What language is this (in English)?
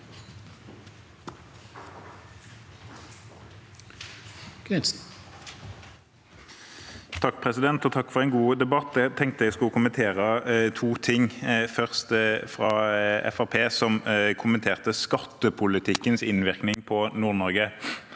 Norwegian